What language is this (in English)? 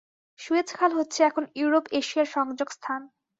Bangla